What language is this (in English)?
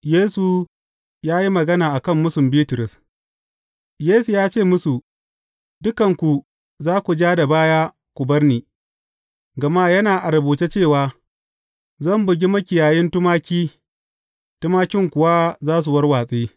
Hausa